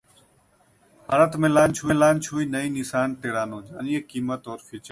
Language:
Hindi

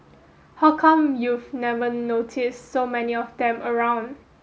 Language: English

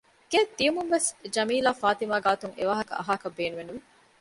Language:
Divehi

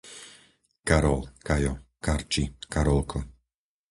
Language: Slovak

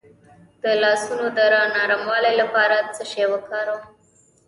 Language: Pashto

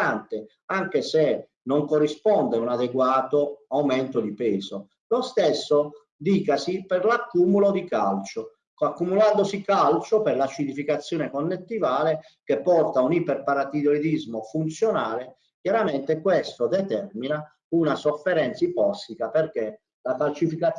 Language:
Italian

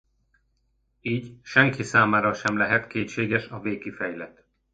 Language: Hungarian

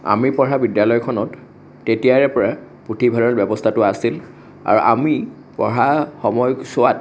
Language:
Assamese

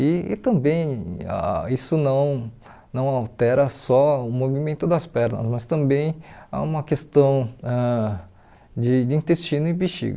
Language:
Portuguese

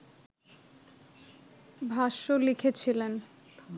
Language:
Bangla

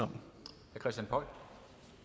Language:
Danish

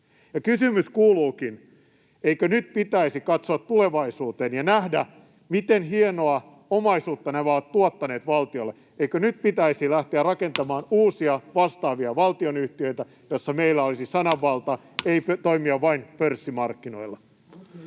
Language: Finnish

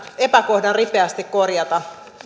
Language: Finnish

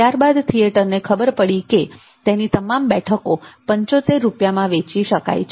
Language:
Gujarati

